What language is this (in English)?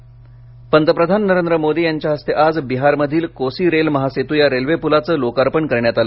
Marathi